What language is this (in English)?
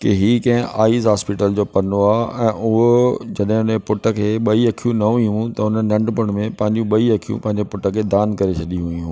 Sindhi